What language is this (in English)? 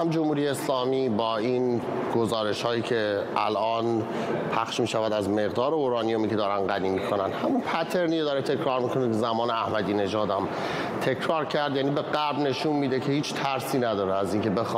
Persian